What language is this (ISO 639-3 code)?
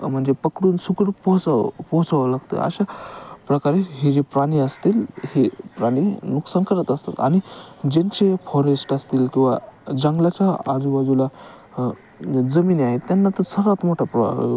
mar